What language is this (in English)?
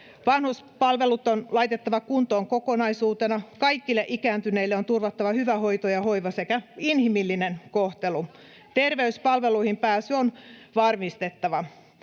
Finnish